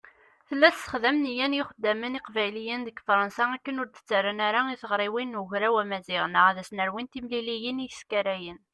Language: Kabyle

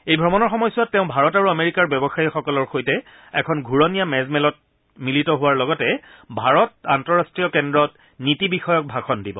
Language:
Assamese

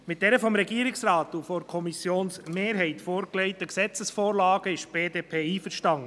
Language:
Swiss German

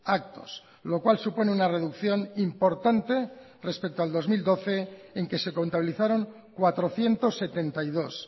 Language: Spanish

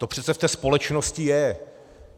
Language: Czech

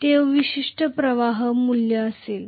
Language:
Marathi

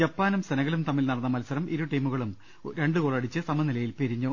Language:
Malayalam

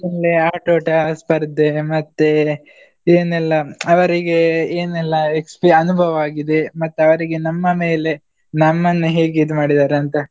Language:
Kannada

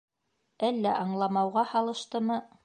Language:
Bashkir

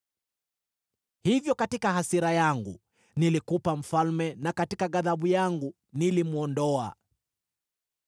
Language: Swahili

